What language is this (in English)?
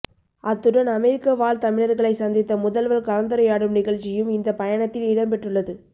Tamil